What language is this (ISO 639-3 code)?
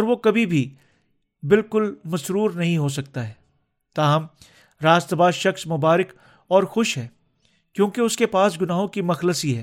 urd